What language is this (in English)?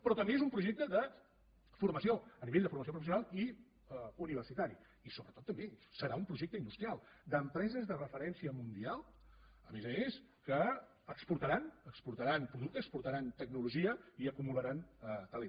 Catalan